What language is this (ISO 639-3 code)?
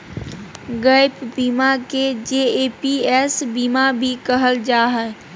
mag